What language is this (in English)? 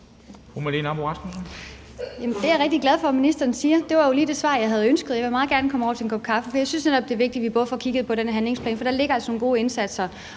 Danish